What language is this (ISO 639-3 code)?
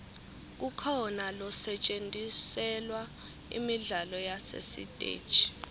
ssw